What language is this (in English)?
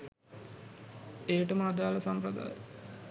Sinhala